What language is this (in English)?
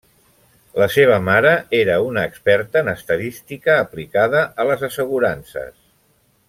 Catalan